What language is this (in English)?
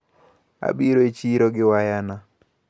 Luo (Kenya and Tanzania)